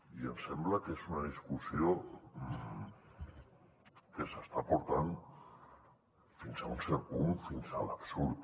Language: Catalan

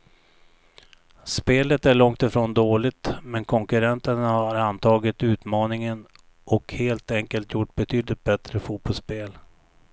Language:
Swedish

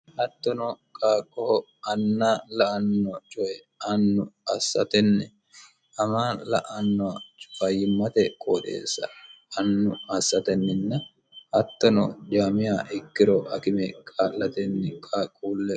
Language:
Sidamo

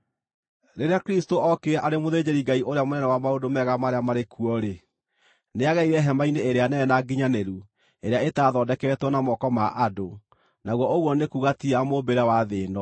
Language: Kikuyu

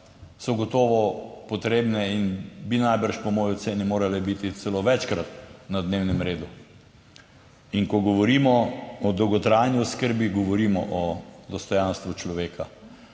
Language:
Slovenian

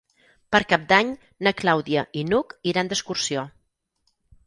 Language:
Catalan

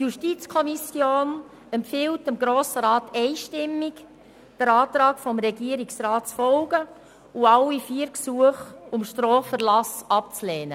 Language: Swiss German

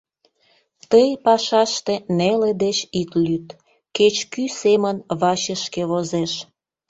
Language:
Mari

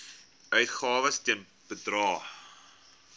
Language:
Afrikaans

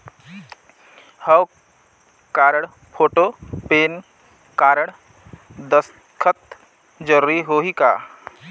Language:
Chhattisgarhi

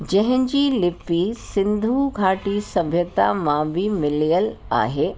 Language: Sindhi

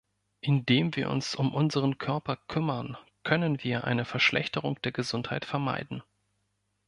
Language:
German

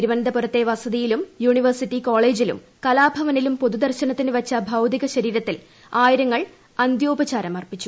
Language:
Malayalam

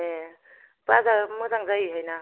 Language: Bodo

